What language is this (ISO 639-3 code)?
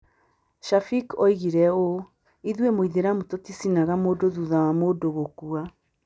kik